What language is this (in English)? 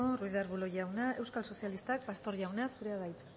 Basque